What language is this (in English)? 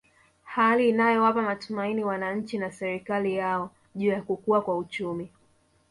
Swahili